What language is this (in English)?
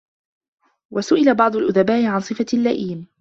Arabic